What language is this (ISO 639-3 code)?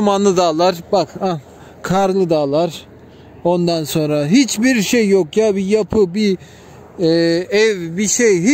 tur